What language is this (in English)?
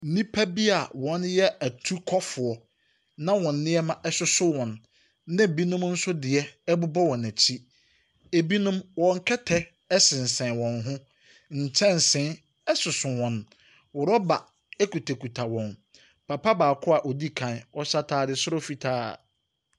Akan